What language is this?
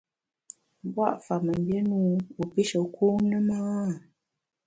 Bamun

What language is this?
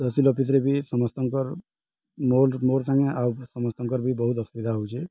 Odia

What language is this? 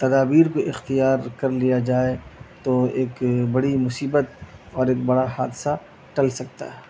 Urdu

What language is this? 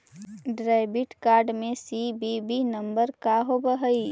Magahi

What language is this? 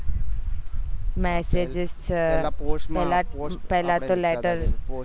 Gujarati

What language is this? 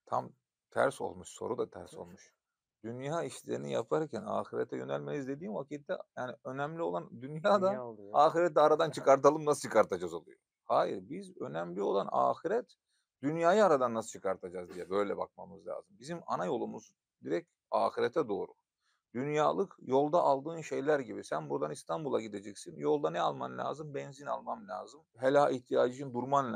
Turkish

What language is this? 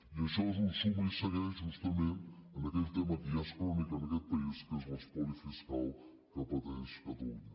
Catalan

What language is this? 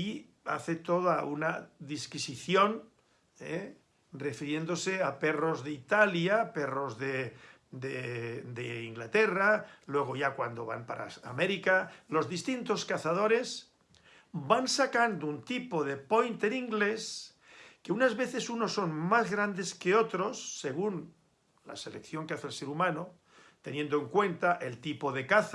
Spanish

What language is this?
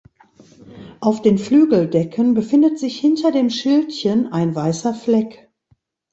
German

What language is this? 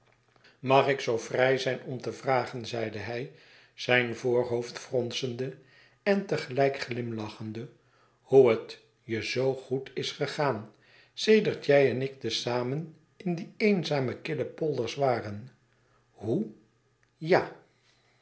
Dutch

